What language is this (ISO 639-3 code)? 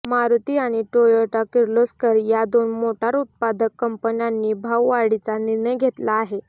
mar